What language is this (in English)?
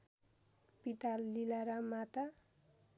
Nepali